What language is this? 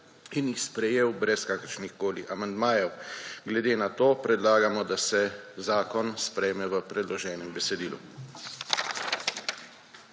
Slovenian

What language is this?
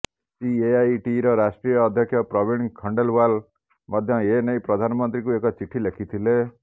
Odia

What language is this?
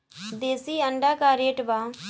Bhojpuri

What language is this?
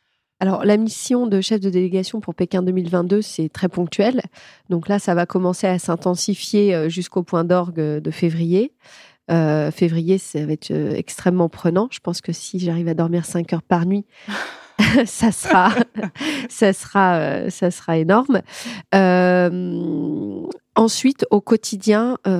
French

